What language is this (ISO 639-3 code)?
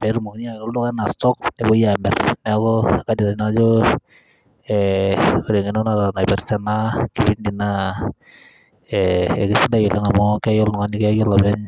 mas